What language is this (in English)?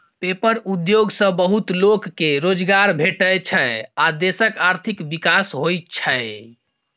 Maithili